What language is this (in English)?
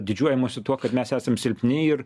Lithuanian